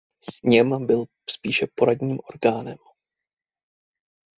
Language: Czech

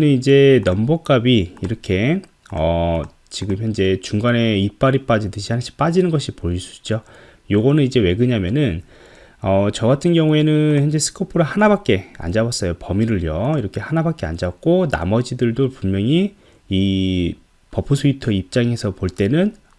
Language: Korean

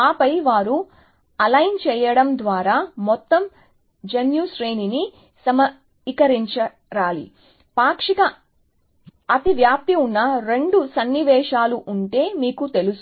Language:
Telugu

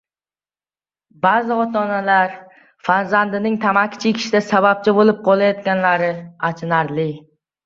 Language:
Uzbek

